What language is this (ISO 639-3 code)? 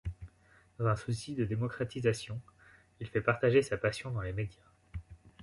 fra